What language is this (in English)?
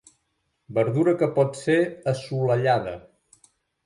Catalan